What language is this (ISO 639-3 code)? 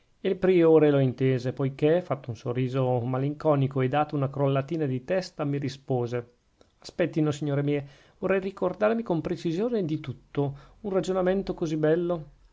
ita